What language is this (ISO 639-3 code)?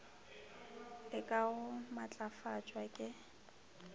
nso